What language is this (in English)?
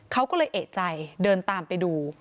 Thai